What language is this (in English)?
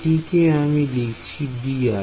Bangla